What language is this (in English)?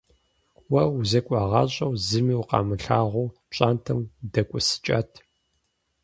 Kabardian